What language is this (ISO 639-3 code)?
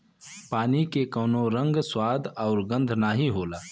bho